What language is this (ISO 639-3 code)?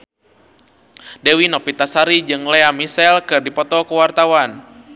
sun